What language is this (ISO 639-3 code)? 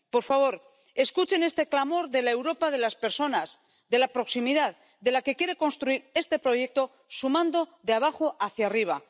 spa